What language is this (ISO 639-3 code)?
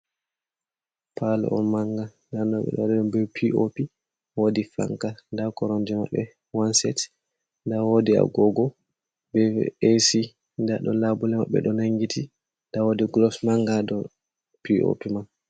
ful